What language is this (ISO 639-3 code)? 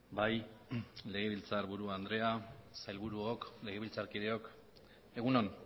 eus